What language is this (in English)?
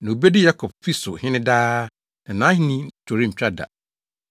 Akan